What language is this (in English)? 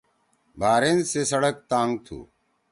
Torwali